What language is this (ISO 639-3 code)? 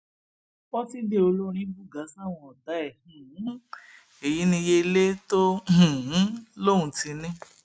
yor